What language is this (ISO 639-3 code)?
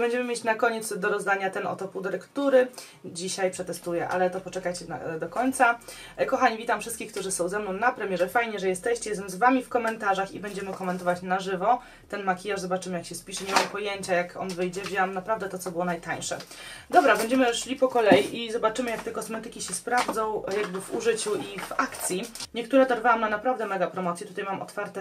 pol